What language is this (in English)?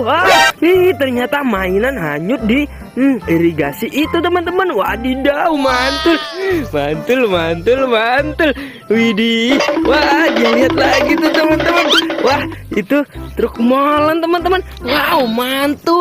Indonesian